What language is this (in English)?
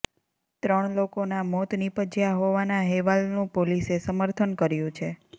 Gujarati